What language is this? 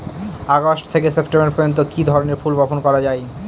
Bangla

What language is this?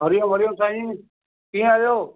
Sindhi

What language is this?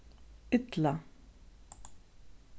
Faroese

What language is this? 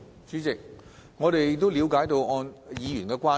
Cantonese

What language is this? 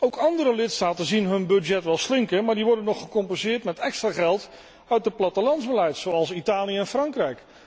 Dutch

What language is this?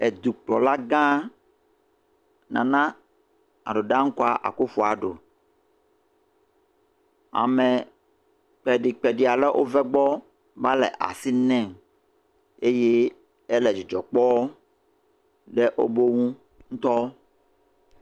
Ewe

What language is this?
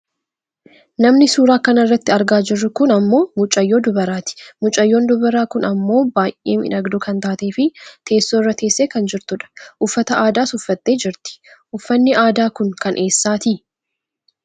Oromo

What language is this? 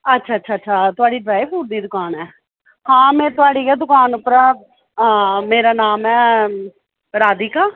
Dogri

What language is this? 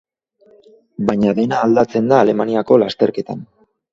Basque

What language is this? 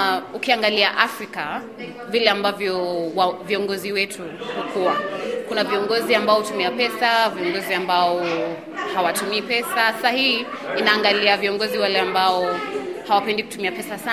Swahili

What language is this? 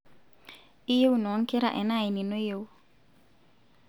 Masai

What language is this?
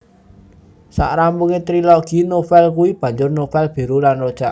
Javanese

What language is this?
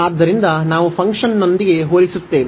Kannada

